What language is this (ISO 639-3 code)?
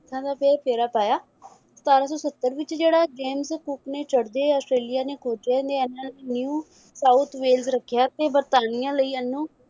pan